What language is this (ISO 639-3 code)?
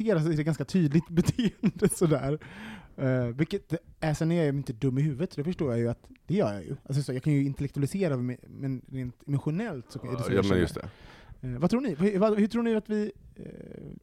swe